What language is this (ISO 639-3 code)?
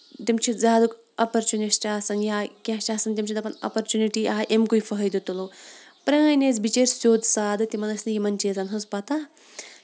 kas